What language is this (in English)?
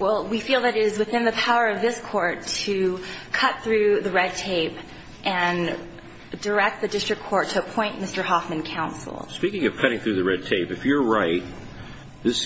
English